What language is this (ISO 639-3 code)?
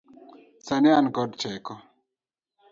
luo